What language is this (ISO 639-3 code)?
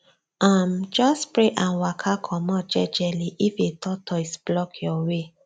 pcm